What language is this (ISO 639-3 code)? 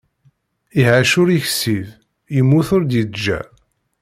kab